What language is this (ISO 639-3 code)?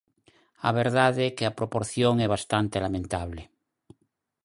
glg